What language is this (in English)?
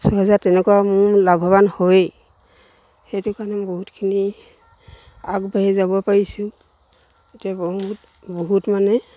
Assamese